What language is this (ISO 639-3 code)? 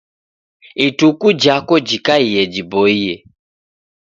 dav